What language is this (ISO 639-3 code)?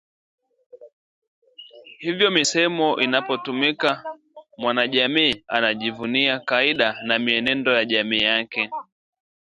swa